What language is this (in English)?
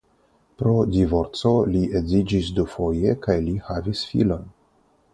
Esperanto